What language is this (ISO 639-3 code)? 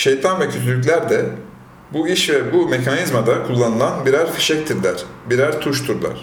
tur